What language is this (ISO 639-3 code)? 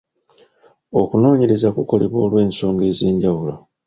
lug